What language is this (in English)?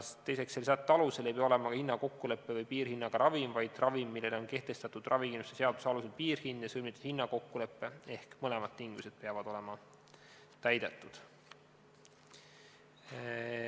Estonian